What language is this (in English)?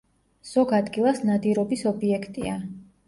Georgian